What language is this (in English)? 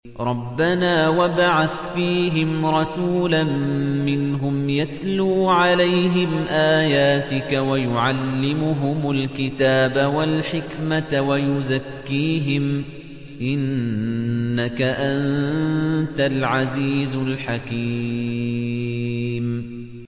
Arabic